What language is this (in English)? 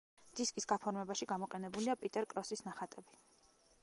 Georgian